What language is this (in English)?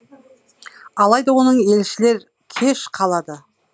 Kazakh